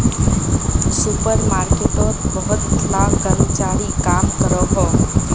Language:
Magahi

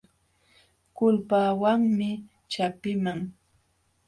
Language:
Jauja Wanca Quechua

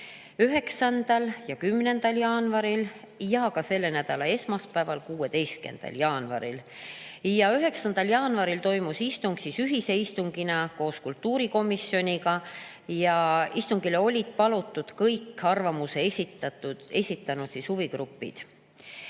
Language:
Estonian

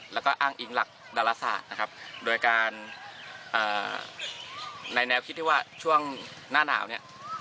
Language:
Thai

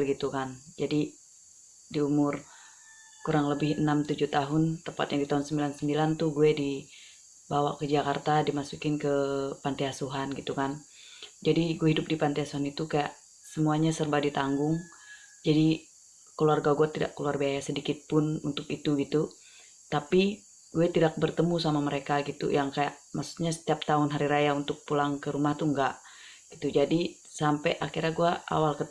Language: Indonesian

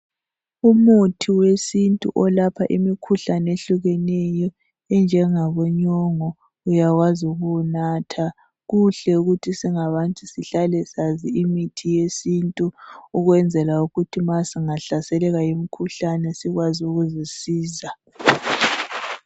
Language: North Ndebele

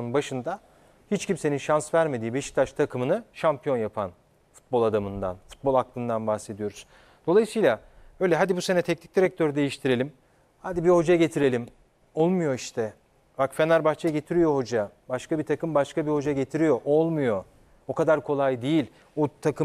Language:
Turkish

